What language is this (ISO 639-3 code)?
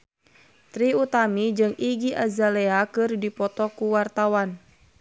sun